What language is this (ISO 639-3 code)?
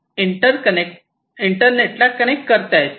mar